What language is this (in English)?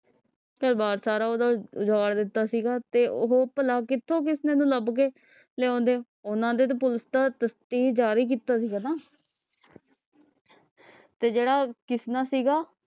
Punjabi